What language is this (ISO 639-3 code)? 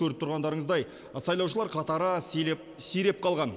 kaz